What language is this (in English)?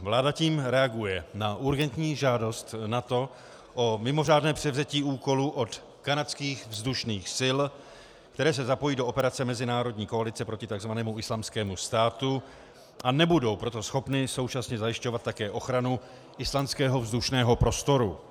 Czech